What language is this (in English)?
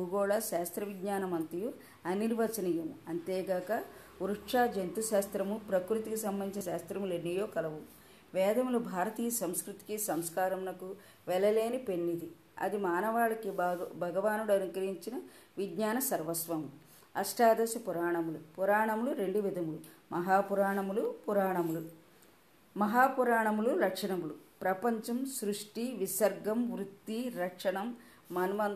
Telugu